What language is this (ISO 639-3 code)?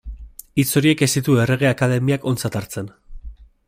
eus